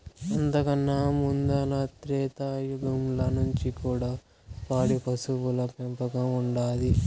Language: Telugu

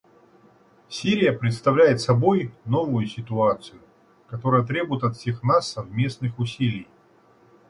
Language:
Russian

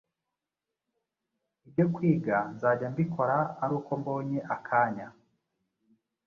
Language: Kinyarwanda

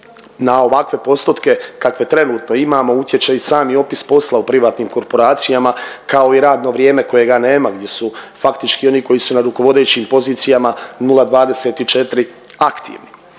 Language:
Croatian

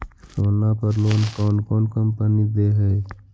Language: Magahi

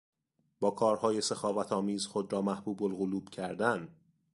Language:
Persian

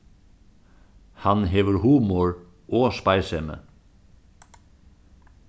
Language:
Faroese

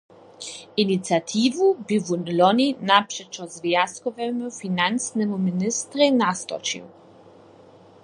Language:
Upper Sorbian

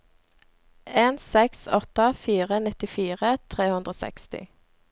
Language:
Norwegian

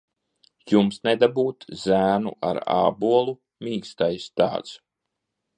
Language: Latvian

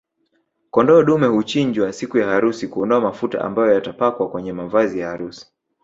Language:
Swahili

